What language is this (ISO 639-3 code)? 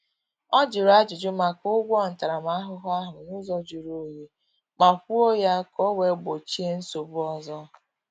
ibo